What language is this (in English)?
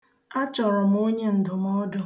Igbo